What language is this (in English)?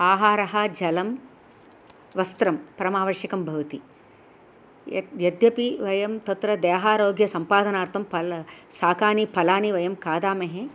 Sanskrit